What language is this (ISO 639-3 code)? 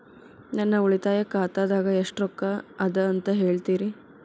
kan